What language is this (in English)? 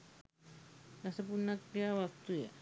Sinhala